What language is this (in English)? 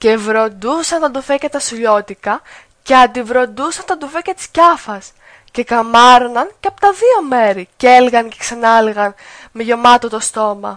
Greek